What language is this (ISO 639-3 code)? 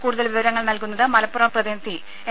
mal